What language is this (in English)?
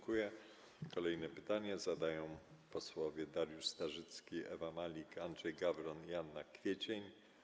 Polish